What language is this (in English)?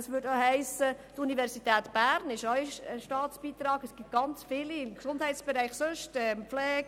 Swiss German